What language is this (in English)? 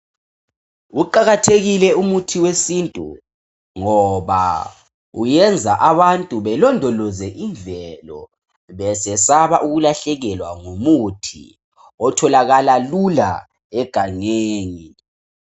North Ndebele